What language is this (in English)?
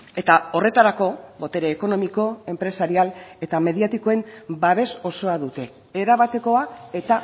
Basque